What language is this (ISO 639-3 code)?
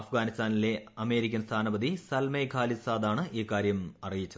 mal